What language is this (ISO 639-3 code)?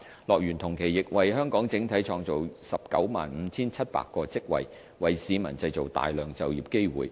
yue